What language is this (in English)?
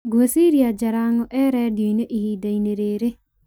Kikuyu